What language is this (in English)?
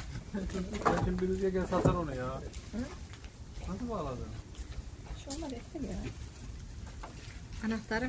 Turkish